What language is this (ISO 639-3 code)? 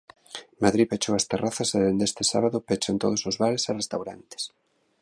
glg